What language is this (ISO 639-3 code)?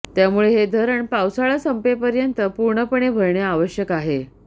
mar